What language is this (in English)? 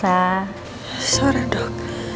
Indonesian